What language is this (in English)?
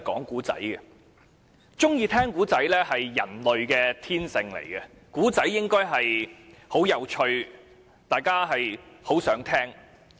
Cantonese